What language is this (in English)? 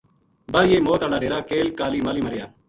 Gujari